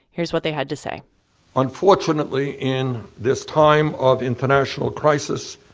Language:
English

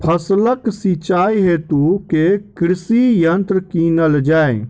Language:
Maithili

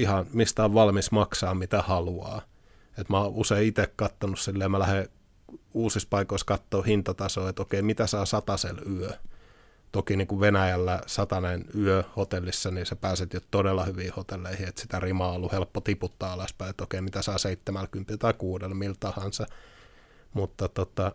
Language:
Finnish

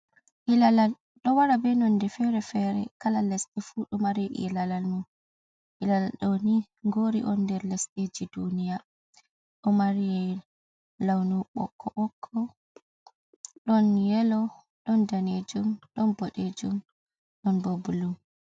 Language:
Fula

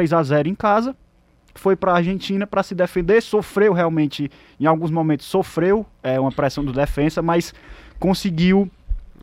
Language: Portuguese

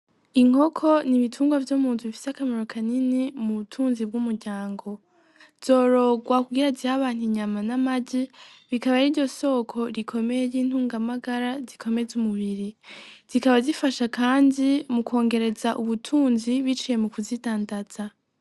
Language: Rundi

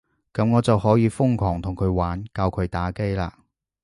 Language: Cantonese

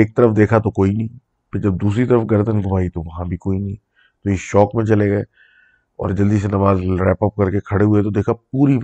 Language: Urdu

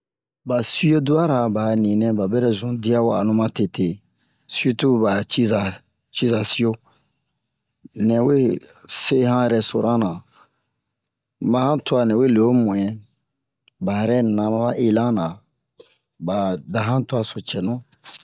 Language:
Bomu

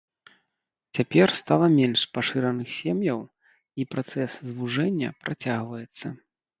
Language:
Belarusian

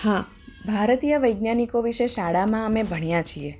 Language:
Gujarati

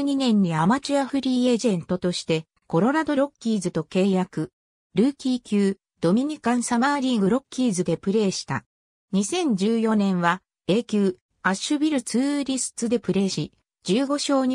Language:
Japanese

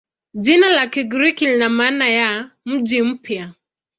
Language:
Swahili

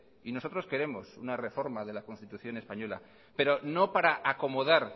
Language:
Spanish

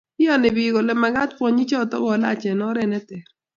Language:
Kalenjin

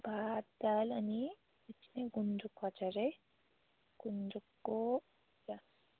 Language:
Nepali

